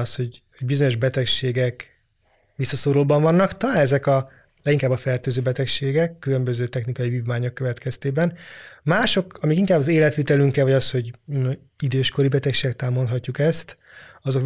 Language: Hungarian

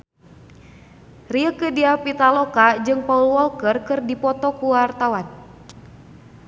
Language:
Sundanese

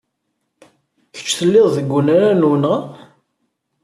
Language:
Kabyle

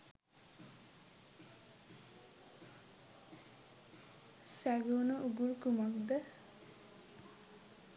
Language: Sinhala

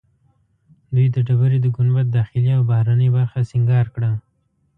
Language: Pashto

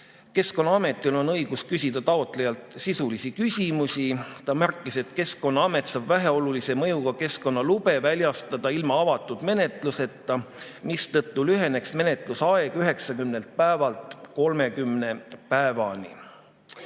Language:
Estonian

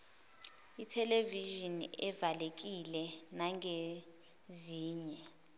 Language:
Zulu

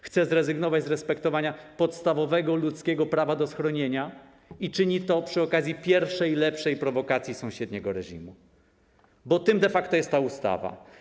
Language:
Polish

